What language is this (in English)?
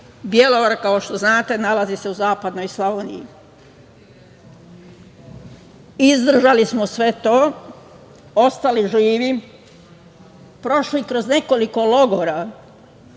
Serbian